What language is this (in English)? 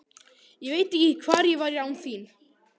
Icelandic